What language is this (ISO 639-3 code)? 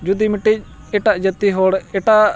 sat